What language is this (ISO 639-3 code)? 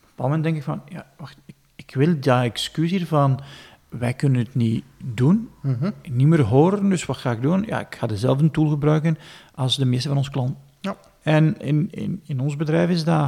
nld